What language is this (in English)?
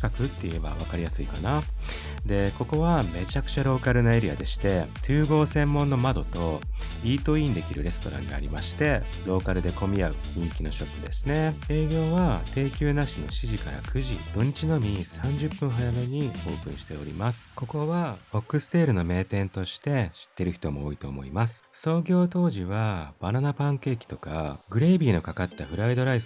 Japanese